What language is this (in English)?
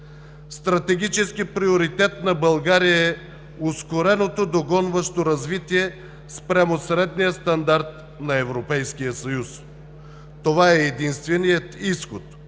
Bulgarian